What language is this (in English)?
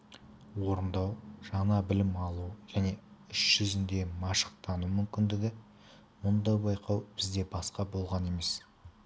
Kazakh